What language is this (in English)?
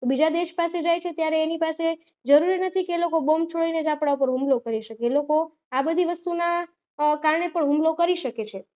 Gujarati